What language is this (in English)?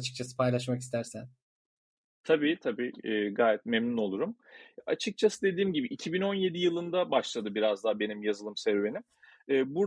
Turkish